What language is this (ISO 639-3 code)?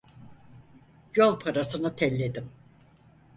tur